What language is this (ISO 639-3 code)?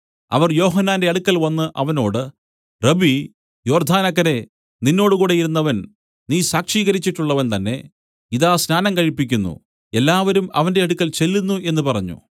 mal